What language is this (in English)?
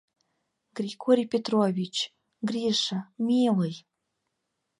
Mari